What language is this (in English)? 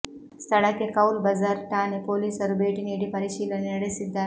Kannada